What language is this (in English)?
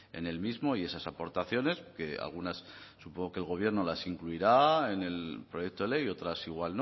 Spanish